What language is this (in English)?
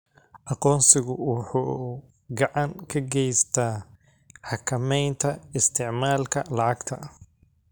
Somali